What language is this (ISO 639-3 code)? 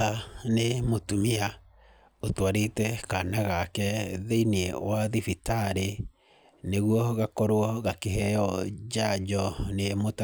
kik